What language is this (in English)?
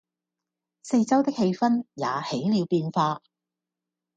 Cantonese